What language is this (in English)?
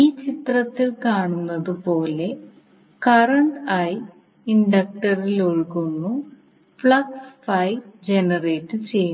Malayalam